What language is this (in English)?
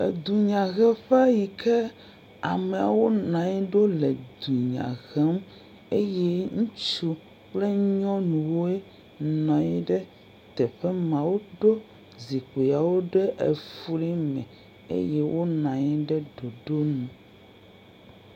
Ewe